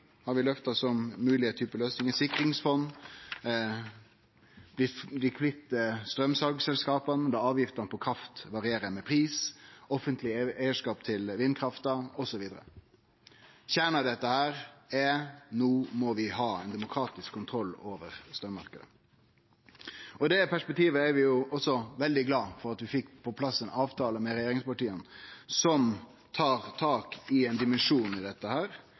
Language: Norwegian Nynorsk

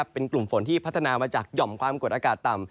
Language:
Thai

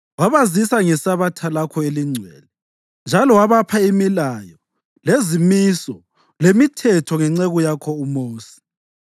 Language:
North Ndebele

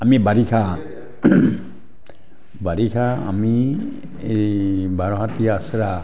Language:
Assamese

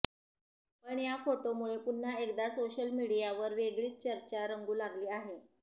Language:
Marathi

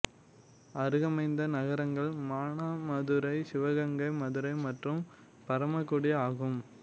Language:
Tamil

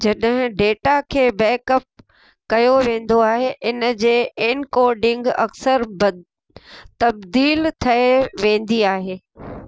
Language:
Sindhi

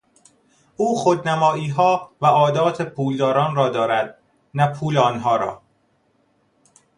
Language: Persian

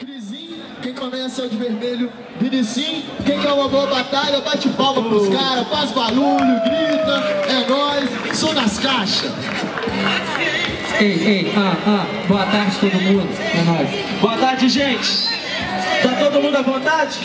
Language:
Portuguese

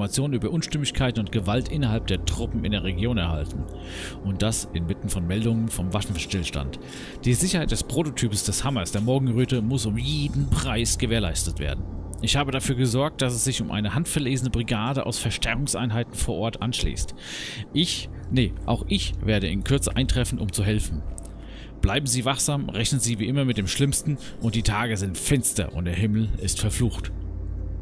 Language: German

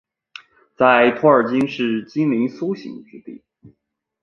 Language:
Chinese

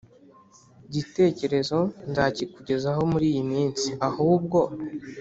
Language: Kinyarwanda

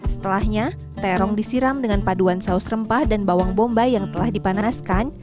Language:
Indonesian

